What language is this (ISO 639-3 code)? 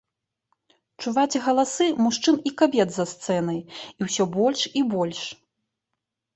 bel